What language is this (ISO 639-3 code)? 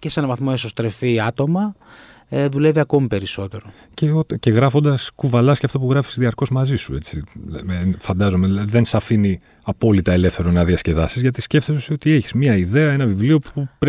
ell